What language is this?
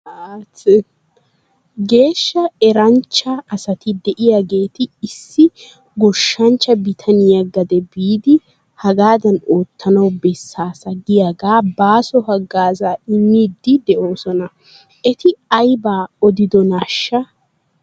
Wolaytta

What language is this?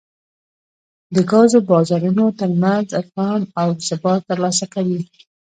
Pashto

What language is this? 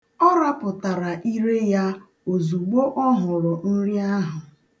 Igbo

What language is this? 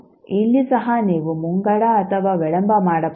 Kannada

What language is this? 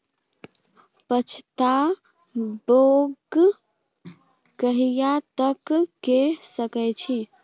Maithili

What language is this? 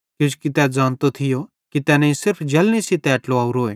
Bhadrawahi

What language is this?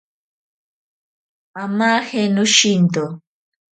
Ashéninka Perené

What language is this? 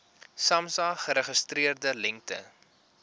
Afrikaans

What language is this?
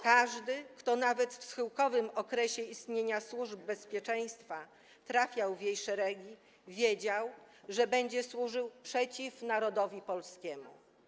Polish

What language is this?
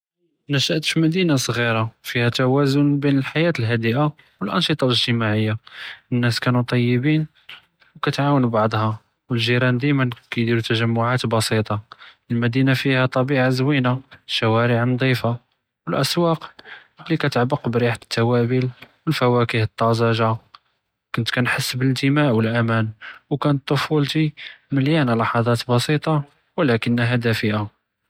Judeo-Arabic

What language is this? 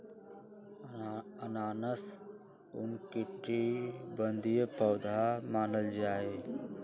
Magahi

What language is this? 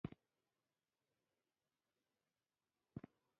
Pashto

